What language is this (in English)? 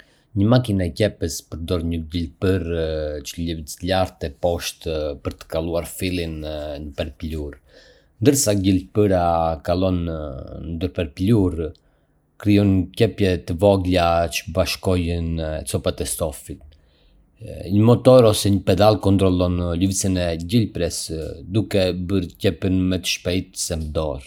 Arbëreshë Albanian